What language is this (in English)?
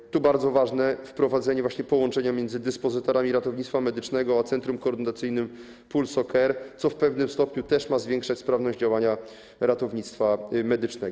Polish